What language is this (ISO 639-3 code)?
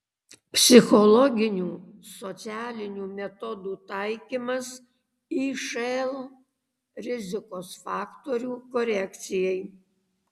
lit